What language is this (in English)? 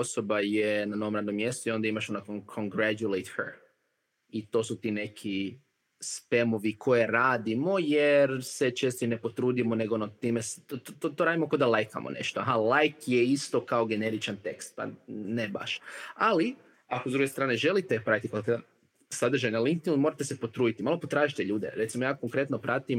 Croatian